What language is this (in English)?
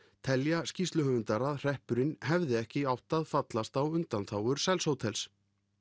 Icelandic